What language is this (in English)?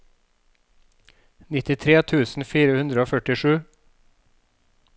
Norwegian